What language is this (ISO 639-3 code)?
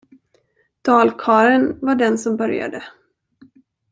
swe